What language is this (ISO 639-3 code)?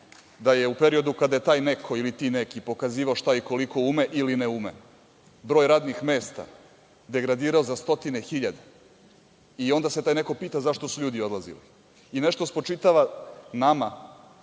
srp